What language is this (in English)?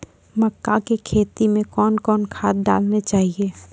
Maithili